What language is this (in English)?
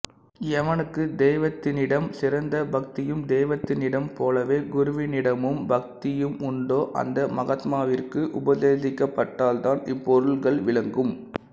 Tamil